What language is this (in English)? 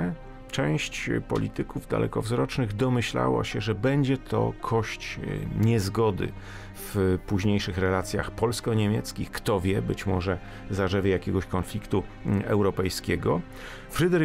Polish